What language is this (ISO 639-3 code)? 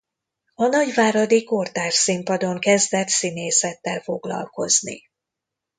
hun